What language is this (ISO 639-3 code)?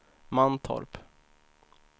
swe